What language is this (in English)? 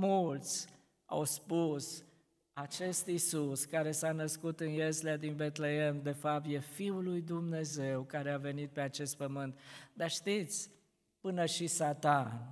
Romanian